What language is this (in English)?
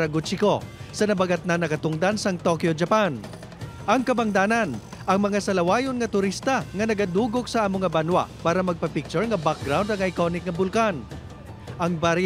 Filipino